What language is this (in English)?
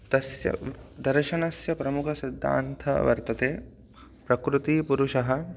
Sanskrit